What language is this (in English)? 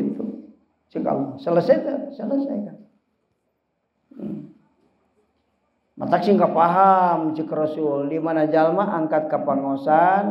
Indonesian